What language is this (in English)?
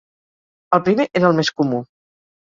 Catalan